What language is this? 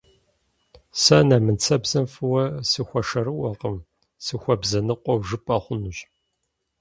Kabardian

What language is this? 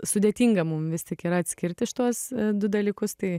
Lithuanian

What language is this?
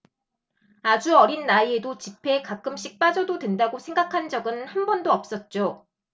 Korean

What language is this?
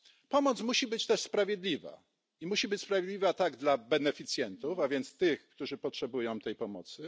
Polish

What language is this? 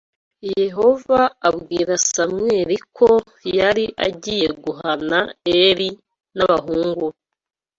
Kinyarwanda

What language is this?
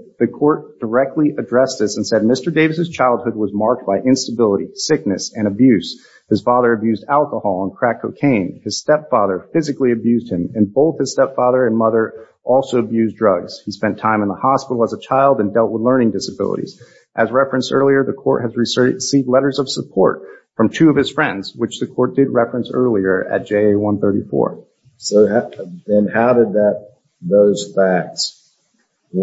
English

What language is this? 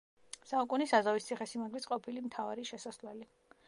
Georgian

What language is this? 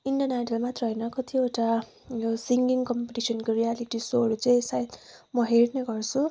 Nepali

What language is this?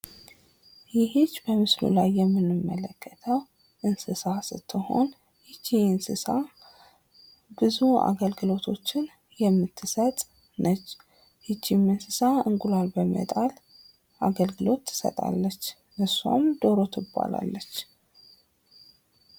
Amharic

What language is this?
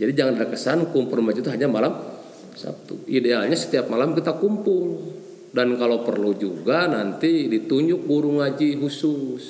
Indonesian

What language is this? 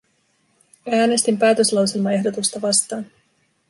Finnish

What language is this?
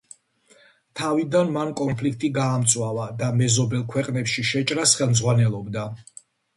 Georgian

